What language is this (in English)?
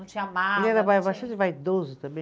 Portuguese